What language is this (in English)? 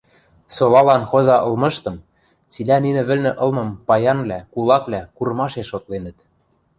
Western Mari